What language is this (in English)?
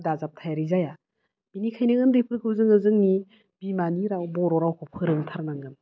Bodo